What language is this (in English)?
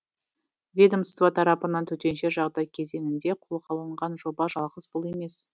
Kazakh